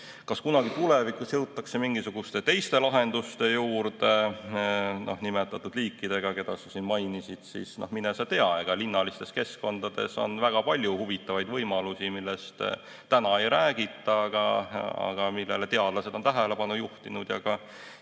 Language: Estonian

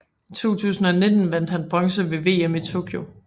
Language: Danish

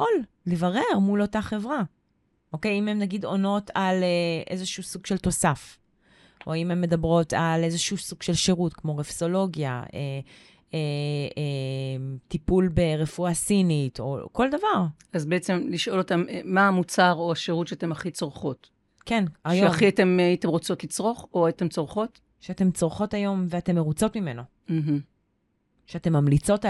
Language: Hebrew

